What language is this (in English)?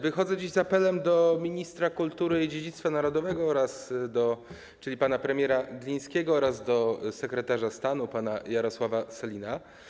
Polish